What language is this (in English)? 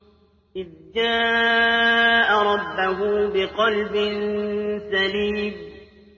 Arabic